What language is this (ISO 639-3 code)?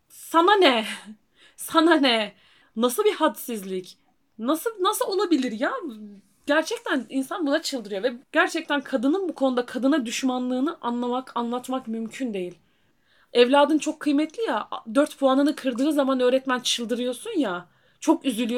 tur